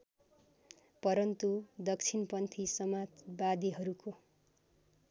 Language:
Nepali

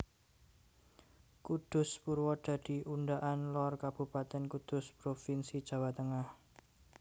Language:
Javanese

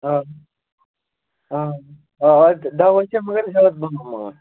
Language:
Kashmiri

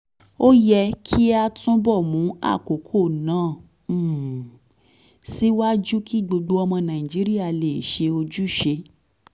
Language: Yoruba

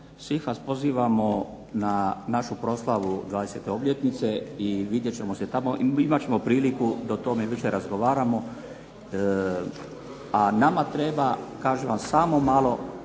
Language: Croatian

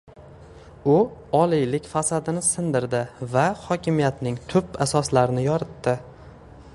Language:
Uzbek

